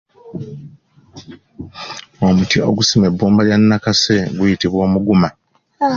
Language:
Ganda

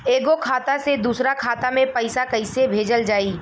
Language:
Bhojpuri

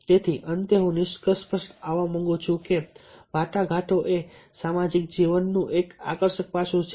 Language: Gujarati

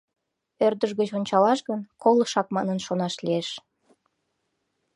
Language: Mari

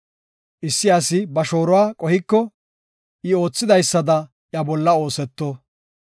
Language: Gofa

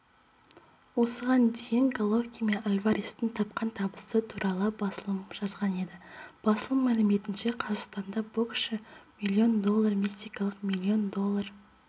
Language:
Kazakh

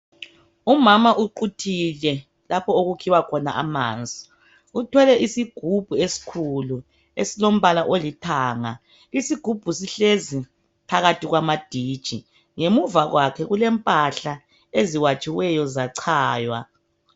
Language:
North Ndebele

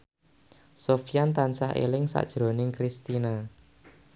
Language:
Javanese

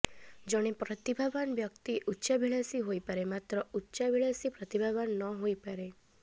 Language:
Odia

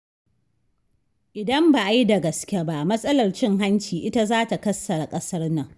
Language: Hausa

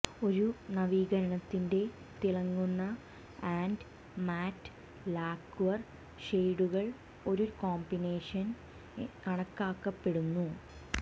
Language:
Malayalam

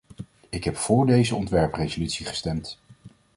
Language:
Dutch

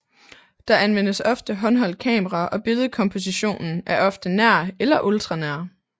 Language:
Danish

